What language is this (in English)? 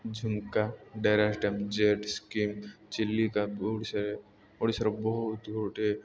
Odia